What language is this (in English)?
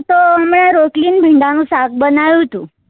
Gujarati